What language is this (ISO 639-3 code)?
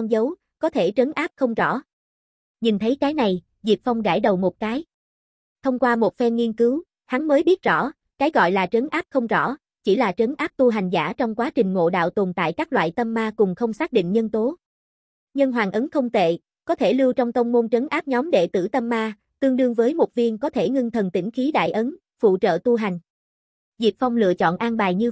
vie